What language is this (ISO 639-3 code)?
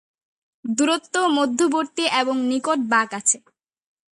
ben